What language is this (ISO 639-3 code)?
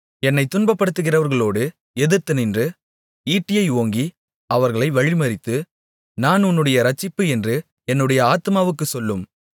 tam